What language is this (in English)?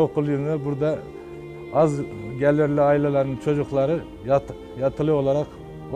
Turkish